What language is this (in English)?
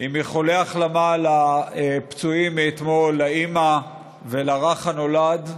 Hebrew